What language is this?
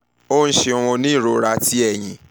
Yoruba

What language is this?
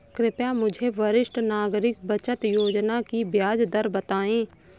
Hindi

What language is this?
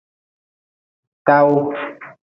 Nawdm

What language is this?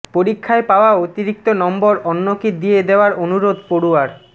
Bangla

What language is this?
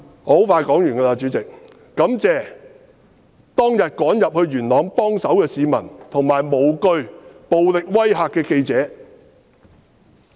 Cantonese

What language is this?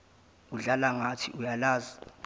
Zulu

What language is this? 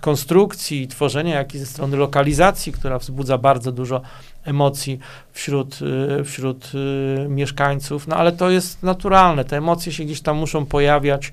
Polish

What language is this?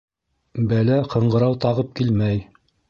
Bashkir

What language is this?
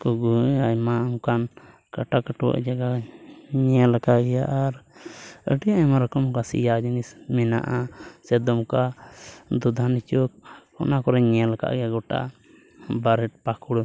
Santali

